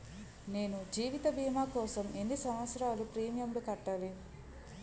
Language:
Telugu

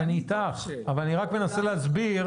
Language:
Hebrew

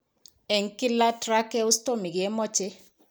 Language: Kalenjin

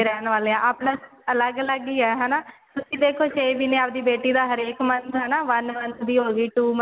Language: Punjabi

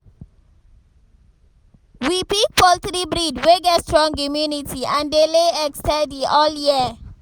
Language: Nigerian Pidgin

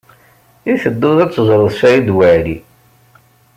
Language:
Kabyle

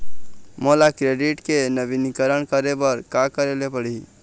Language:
Chhattisgarhi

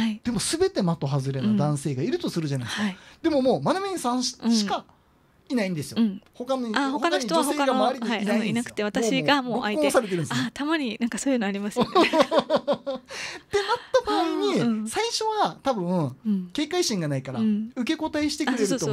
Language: Japanese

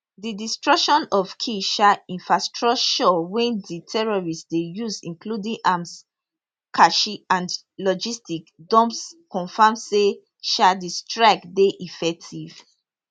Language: Nigerian Pidgin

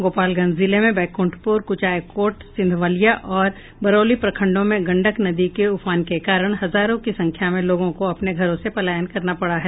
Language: Hindi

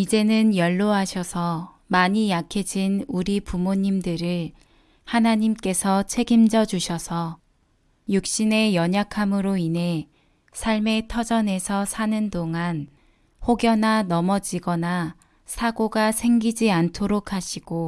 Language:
Korean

